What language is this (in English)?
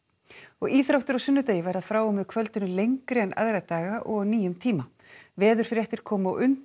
Icelandic